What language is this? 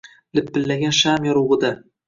Uzbek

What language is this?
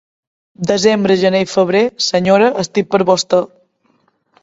Catalan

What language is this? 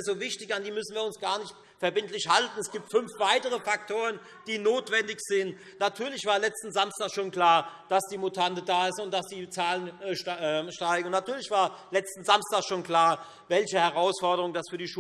German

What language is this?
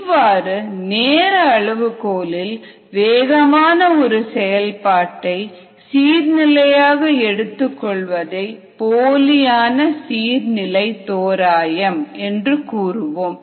Tamil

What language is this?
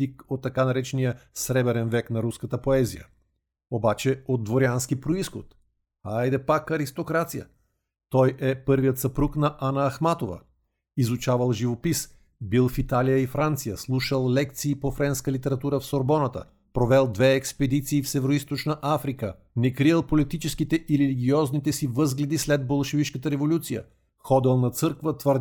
Bulgarian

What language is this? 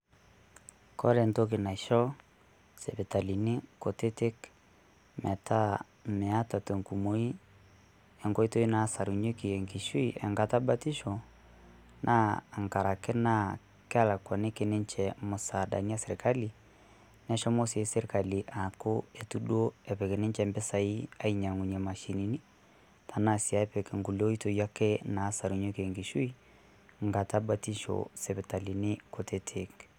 Masai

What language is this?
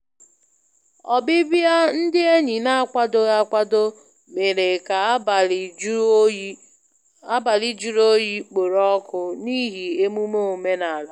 Igbo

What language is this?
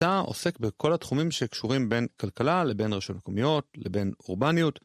Hebrew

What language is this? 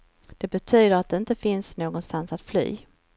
Swedish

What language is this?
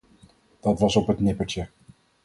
Dutch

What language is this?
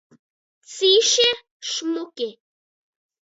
Latgalian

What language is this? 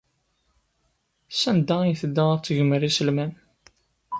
Kabyle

